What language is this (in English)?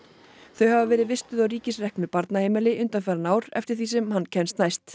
Icelandic